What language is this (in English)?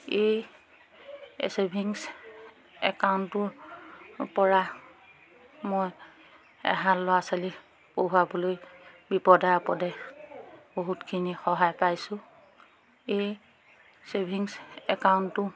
Assamese